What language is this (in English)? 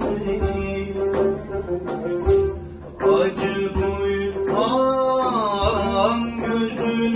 Hindi